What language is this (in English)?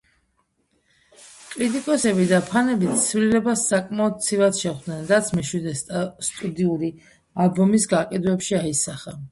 Georgian